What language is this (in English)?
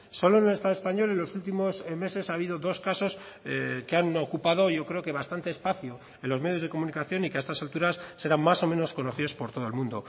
Spanish